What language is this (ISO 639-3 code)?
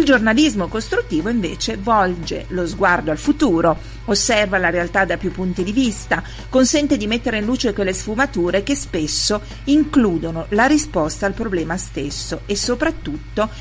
ita